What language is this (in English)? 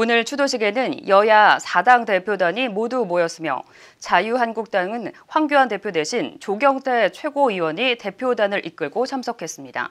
Korean